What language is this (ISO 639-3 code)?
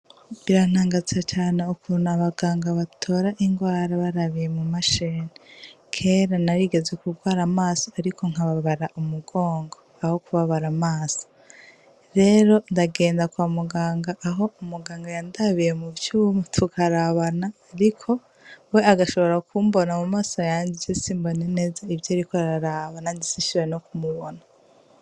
run